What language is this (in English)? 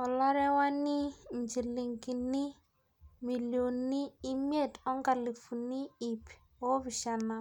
Masai